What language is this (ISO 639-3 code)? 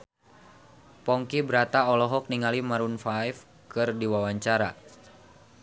sun